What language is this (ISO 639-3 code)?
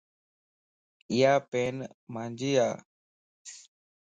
lss